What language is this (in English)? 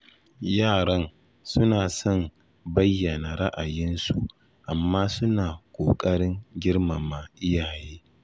Hausa